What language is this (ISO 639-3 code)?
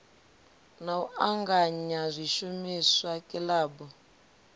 ven